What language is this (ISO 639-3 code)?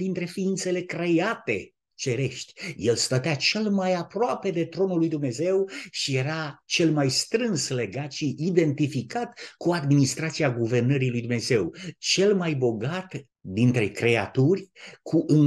ron